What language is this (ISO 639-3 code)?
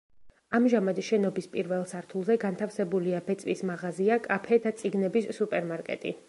kat